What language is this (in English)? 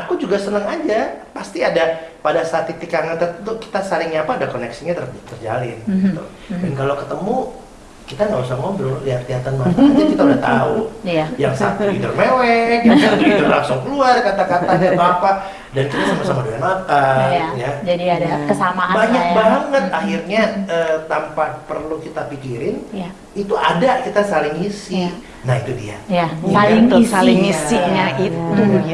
Indonesian